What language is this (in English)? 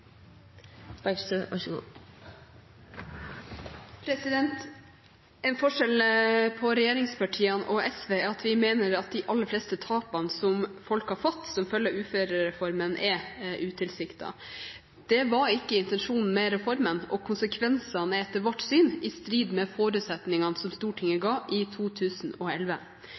Norwegian Bokmål